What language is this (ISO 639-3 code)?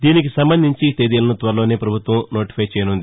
tel